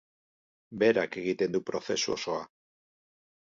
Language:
Basque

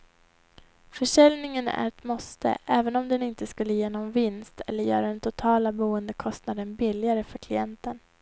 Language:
Swedish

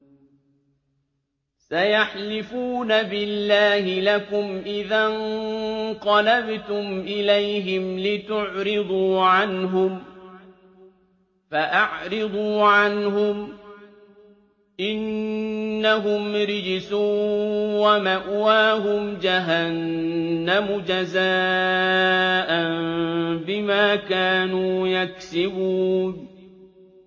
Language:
Arabic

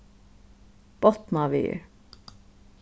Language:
Faroese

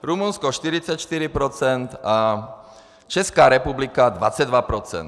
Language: Czech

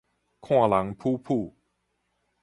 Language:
Min Nan Chinese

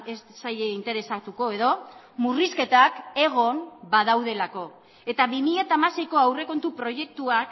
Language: Basque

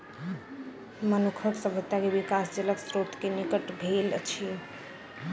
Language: Maithili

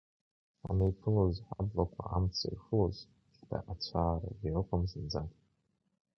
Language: Abkhazian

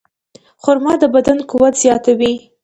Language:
Pashto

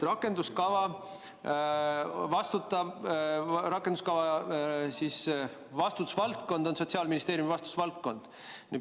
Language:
Estonian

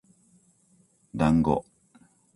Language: Japanese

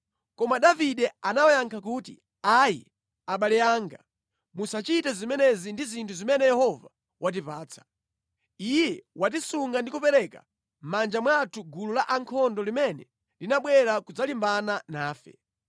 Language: Nyanja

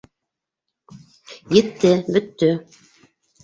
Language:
Bashkir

